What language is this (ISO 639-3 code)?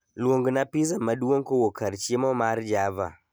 luo